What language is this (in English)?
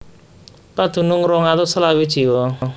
Javanese